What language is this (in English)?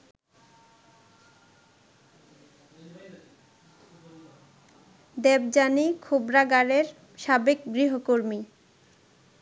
Bangla